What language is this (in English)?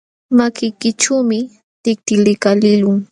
Jauja Wanca Quechua